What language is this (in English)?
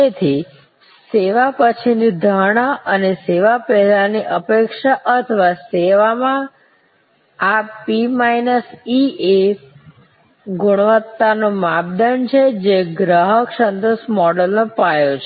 Gujarati